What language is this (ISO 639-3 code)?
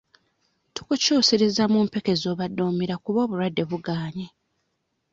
lug